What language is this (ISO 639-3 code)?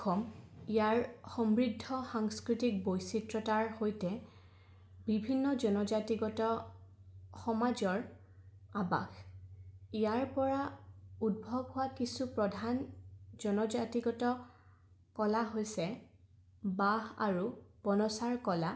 asm